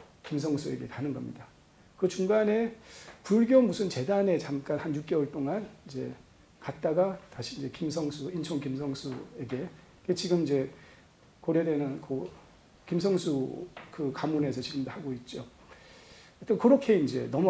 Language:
Korean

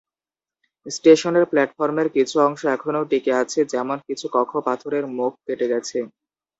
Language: Bangla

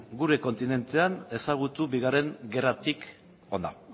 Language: Basque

